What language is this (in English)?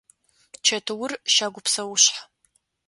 Adyghe